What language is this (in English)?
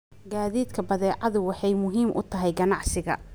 Somali